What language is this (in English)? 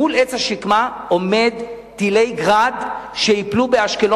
Hebrew